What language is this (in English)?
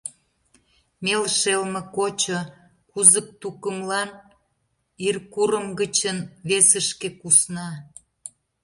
Mari